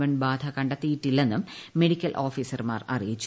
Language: Malayalam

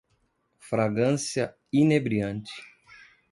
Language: Portuguese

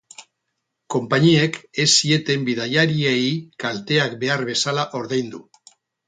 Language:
Basque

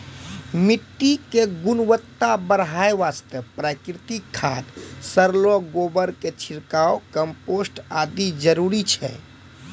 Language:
Maithili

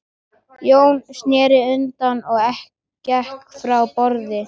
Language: Icelandic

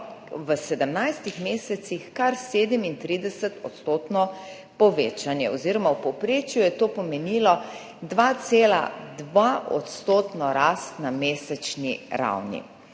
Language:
Slovenian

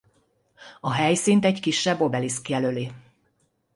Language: Hungarian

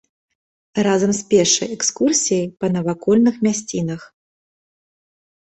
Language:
Belarusian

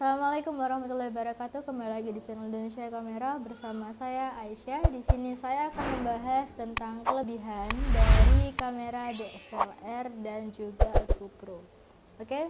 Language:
Indonesian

